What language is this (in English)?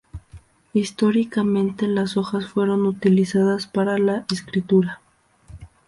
Spanish